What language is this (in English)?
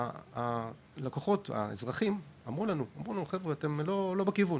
Hebrew